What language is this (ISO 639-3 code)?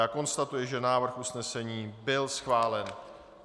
ces